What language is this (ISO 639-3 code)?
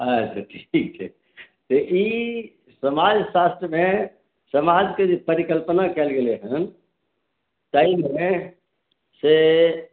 mai